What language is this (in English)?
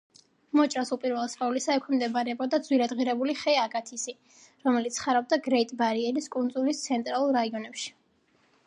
Georgian